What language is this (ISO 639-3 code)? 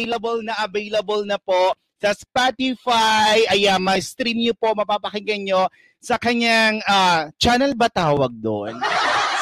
fil